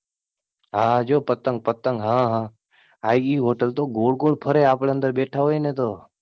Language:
Gujarati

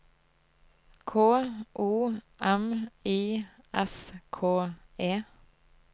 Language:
Norwegian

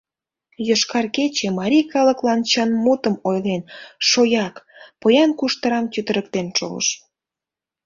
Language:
Mari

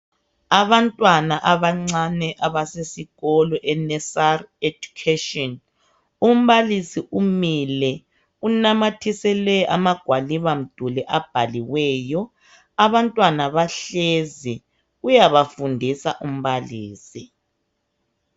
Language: North Ndebele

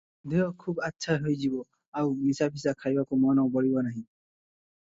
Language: Odia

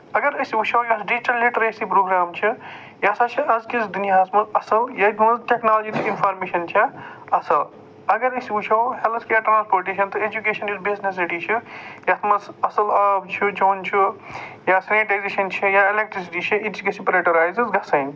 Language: Kashmiri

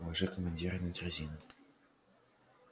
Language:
Russian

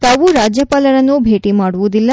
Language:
Kannada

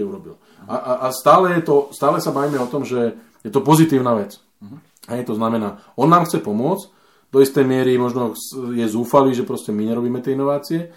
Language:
Slovak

